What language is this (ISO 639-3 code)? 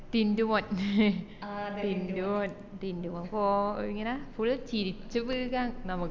mal